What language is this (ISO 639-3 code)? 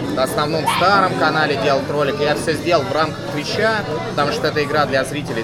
rus